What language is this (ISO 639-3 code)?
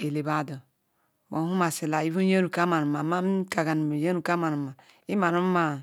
ikw